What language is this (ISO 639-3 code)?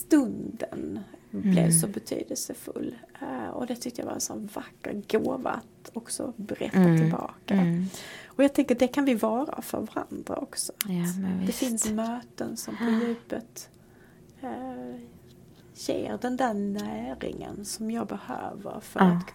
swe